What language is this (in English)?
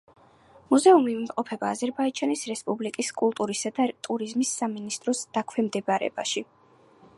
Georgian